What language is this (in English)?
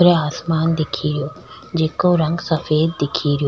Rajasthani